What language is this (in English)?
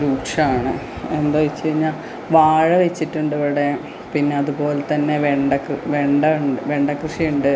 Malayalam